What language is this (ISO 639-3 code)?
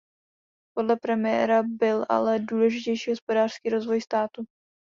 ces